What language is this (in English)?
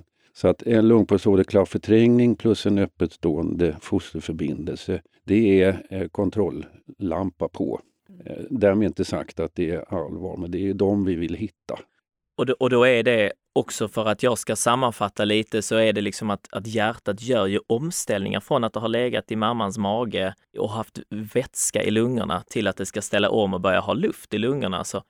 Swedish